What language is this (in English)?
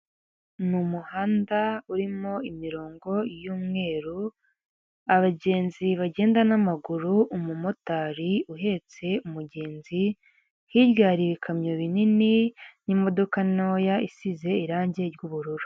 Kinyarwanda